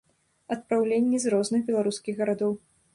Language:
Belarusian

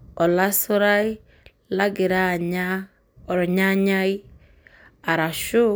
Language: Masai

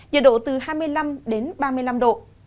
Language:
Vietnamese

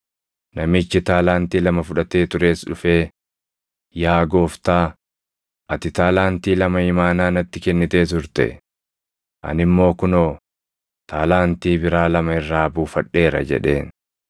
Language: Oromo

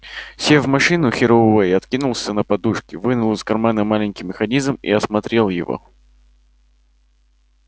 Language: Russian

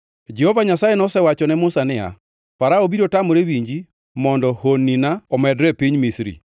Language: Luo (Kenya and Tanzania)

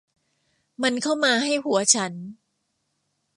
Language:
Thai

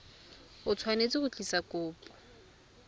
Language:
Tswana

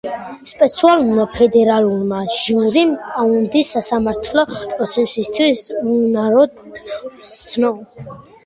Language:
Georgian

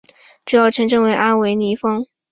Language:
Chinese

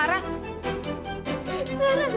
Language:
Indonesian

